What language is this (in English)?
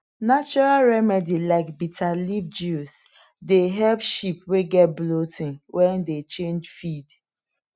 Nigerian Pidgin